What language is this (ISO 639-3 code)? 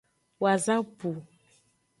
ajg